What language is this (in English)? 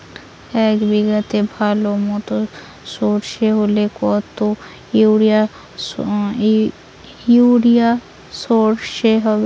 Bangla